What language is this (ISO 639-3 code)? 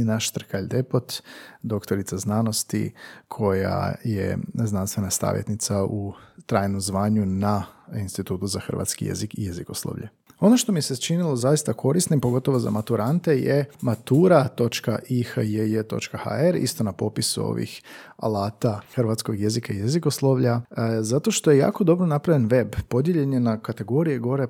hrv